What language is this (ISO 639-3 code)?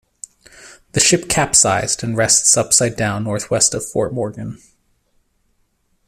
eng